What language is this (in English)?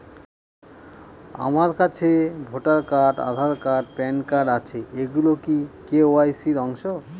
Bangla